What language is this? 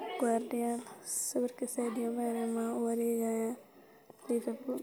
Somali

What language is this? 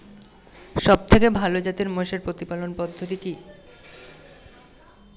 Bangla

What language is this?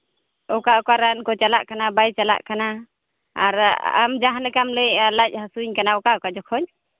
Santali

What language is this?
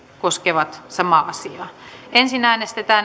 Finnish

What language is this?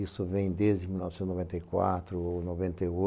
Portuguese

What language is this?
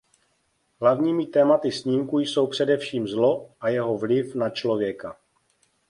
Czech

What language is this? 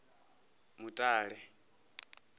Venda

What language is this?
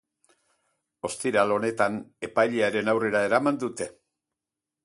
Basque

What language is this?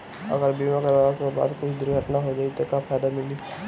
Bhojpuri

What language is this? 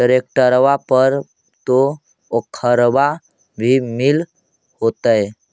Magahi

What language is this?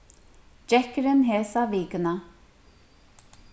Faroese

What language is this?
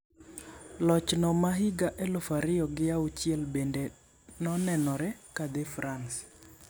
Luo (Kenya and Tanzania)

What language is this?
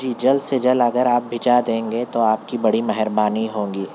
Urdu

